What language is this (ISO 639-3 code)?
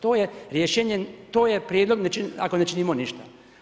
hrv